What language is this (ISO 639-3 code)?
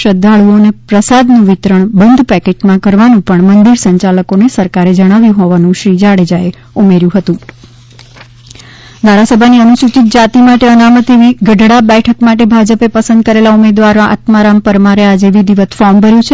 guj